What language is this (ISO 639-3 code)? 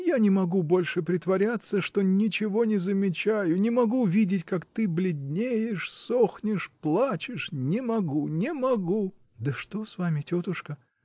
rus